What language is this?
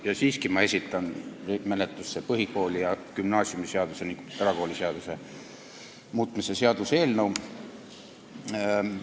Estonian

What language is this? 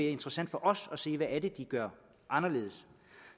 Danish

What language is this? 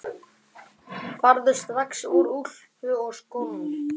Icelandic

